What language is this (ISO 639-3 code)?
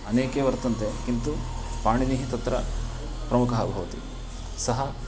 san